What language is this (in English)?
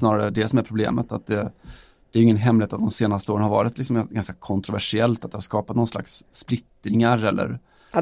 Swedish